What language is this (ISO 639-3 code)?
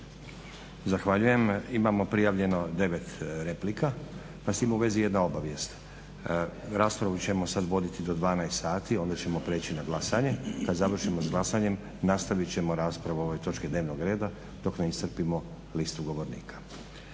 hrv